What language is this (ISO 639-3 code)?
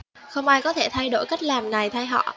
vie